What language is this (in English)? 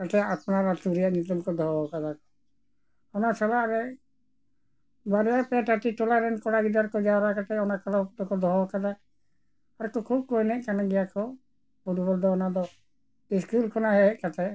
Santali